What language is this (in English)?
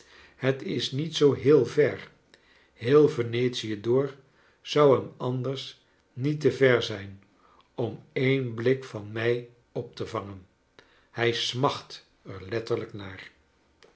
Dutch